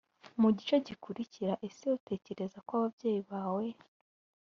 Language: Kinyarwanda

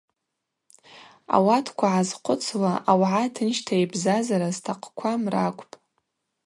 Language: Abaza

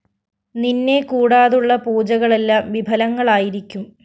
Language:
Malayalam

